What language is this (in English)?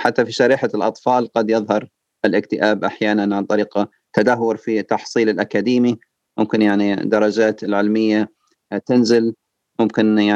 Arabic